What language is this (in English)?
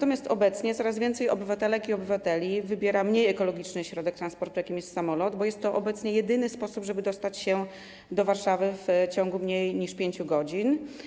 Polish